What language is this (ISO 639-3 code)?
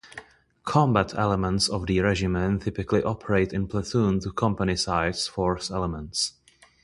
eng